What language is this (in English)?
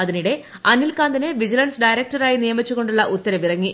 Malayalam